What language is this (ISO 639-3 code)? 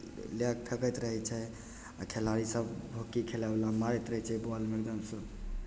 mai